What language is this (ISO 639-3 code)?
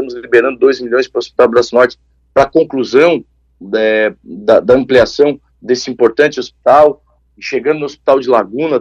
por